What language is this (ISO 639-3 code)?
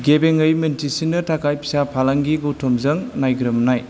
brx